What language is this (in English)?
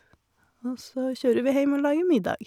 Norwegian